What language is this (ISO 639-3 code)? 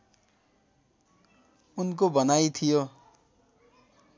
nep